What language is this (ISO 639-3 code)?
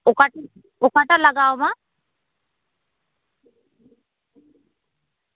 sat